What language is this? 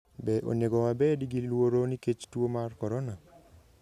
Luo (Kenya and Tanzania)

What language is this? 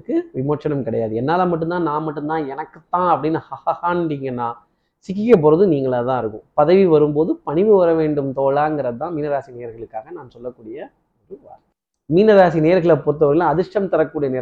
Tamil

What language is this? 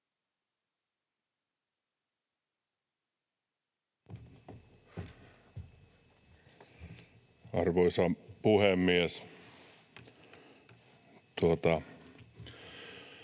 Finnish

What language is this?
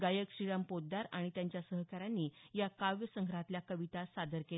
Marathi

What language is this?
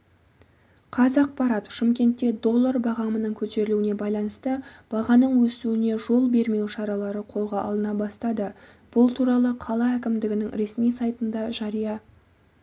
Kazakh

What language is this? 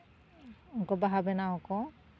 Santali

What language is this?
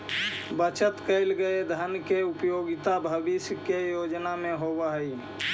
Magahi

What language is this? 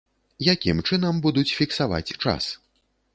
Belarusian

